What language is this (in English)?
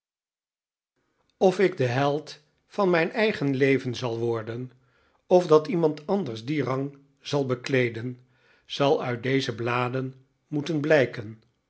Dutch